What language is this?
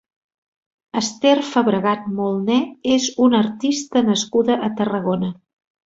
Catalan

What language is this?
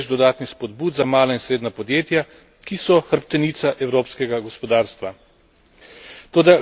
Slovenian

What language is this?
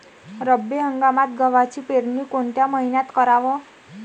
Marathi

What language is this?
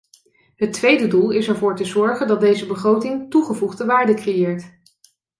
Dutch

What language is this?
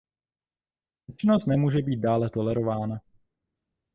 Czech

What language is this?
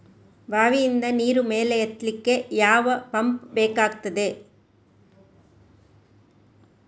Kannada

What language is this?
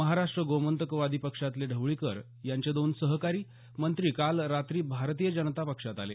Marathi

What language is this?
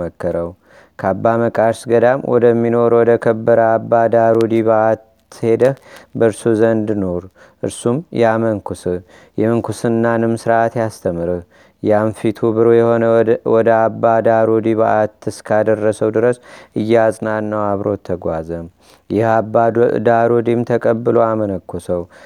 Amharic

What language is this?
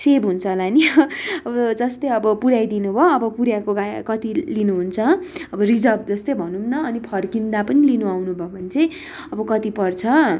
Nepali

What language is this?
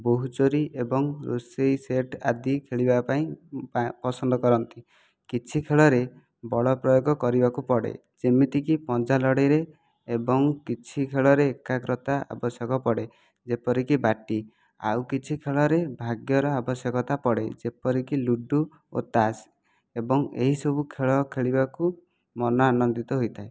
Odia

